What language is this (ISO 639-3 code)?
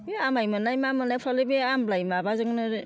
brx